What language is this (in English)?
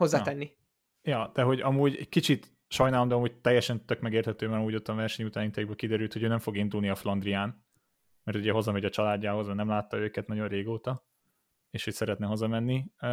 Hungarian